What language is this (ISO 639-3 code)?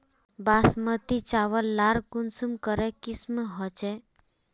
mag